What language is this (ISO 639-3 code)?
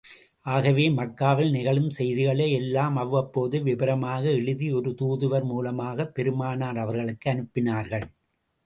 tam